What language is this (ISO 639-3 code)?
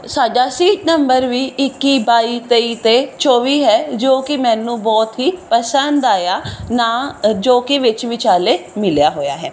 pan